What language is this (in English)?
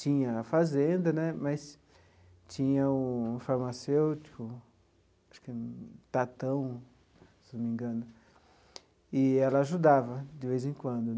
Portuguese